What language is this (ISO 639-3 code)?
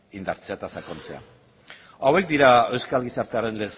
eus